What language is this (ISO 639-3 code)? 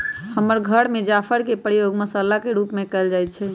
mag